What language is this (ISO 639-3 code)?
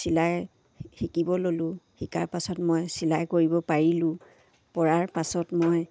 asm